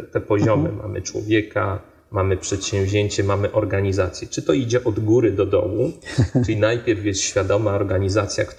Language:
Polish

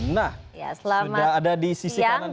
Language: Indonesian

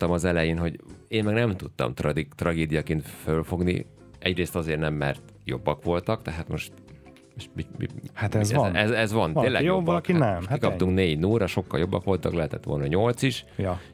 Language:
Hungarian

